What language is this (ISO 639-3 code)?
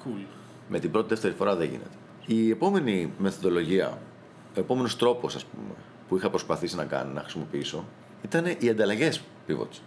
ell